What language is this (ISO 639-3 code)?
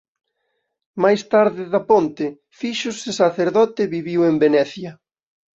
glg